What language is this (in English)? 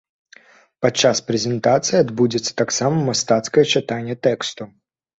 Belarusian